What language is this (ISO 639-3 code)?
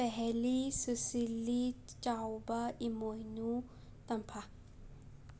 mni